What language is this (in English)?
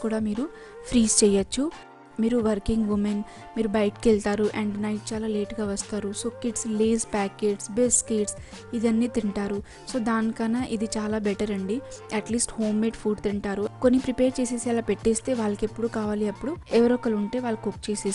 Hindi